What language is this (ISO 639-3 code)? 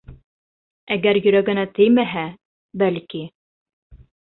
bak